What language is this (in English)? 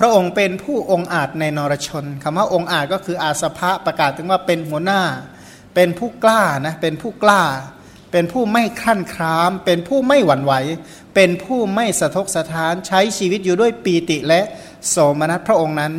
Thai